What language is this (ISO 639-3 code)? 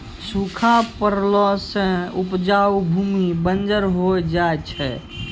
mai